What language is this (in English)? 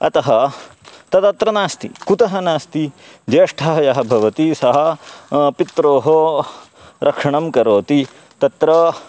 Sanskrit